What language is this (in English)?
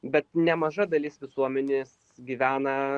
Lithuanian